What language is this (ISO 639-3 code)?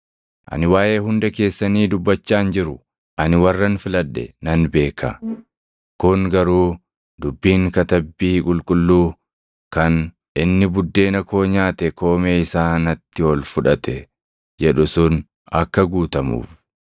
orm